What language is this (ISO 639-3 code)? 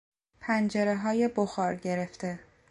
fas